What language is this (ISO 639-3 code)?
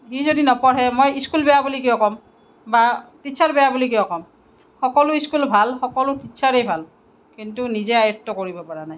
asm